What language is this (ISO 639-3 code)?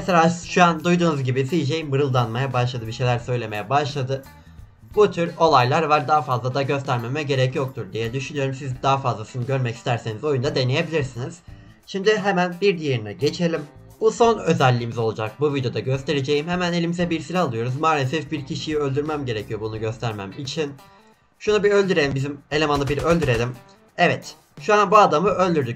tur